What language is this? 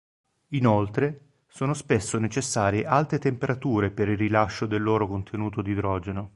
Italian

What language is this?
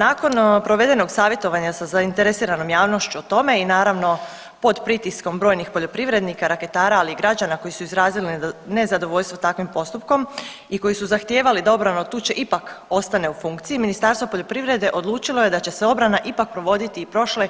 Croatian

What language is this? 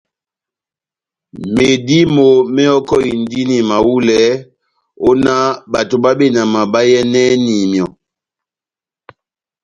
Batanga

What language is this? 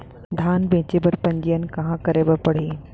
Chhattisgarhi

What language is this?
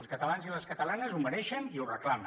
Catalan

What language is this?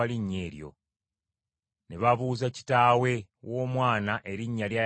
Ganda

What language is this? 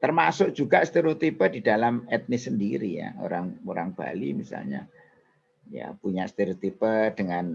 Indonesian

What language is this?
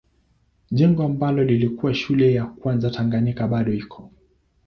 Swahili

